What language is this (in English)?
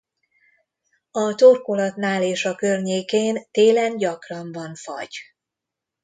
Hungarian